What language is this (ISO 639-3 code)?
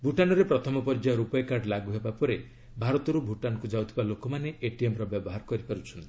ori